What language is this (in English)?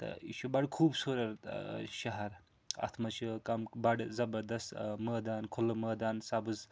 Kashmiri